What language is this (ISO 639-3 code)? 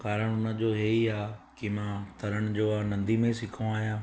snd